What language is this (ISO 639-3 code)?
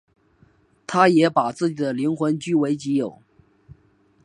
zho